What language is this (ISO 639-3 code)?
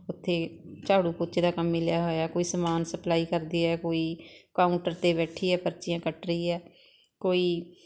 pan